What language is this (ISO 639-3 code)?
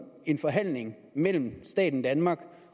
dan